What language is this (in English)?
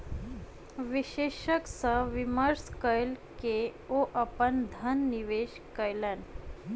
Maithili